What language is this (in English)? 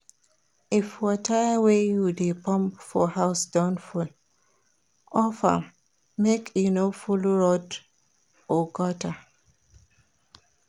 Nigerian Pidgin